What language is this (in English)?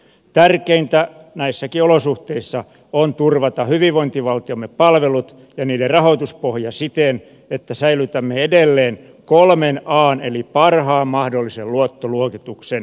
Finnish